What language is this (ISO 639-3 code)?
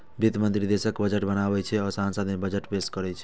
mai